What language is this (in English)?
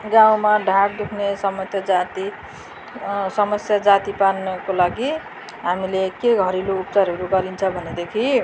Nepali